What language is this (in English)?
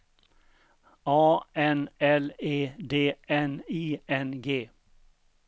Swedish